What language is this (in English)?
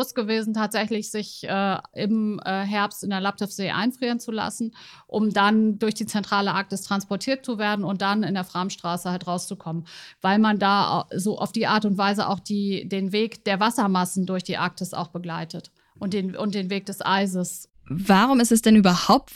German